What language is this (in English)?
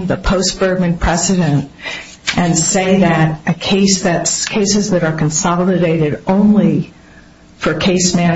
English